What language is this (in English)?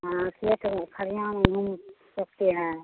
Hindi